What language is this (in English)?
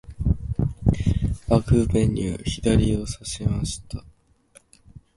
Japanese